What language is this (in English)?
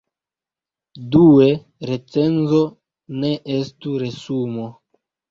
Esperanto